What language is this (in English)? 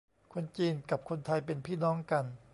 Thai